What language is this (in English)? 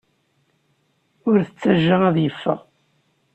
Kabyle